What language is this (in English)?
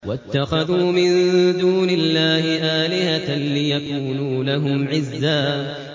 Arabic